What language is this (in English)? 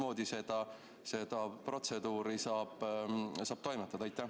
Estonian